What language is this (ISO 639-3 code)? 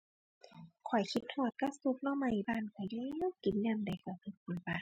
tha